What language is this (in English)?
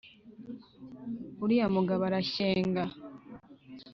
Kinyarwanda